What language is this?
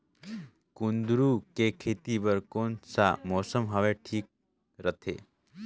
Chhattisgarhi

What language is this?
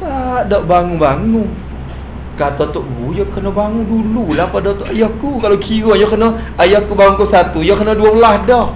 Malay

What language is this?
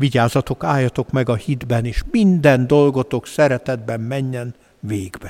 Hungarian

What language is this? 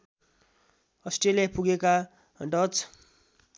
Nepali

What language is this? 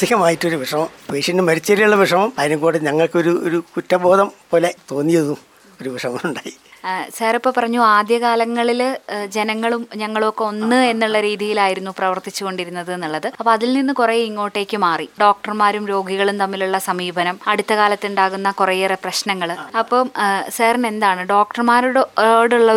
Malayalam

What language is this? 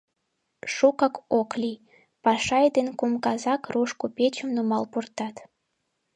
Mari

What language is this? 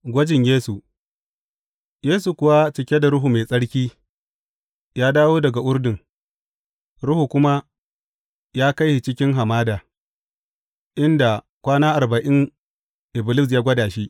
Hausa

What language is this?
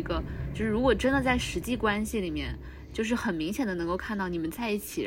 Chinese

